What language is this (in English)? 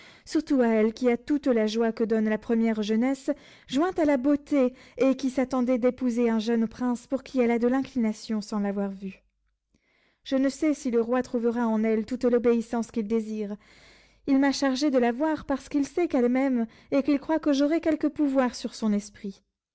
French